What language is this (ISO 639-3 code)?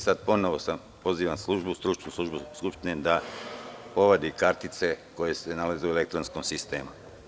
srp